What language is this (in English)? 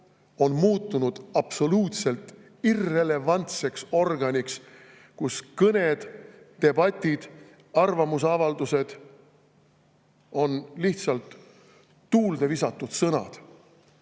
Estonian